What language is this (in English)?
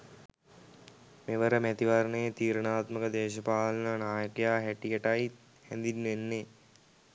Sinhala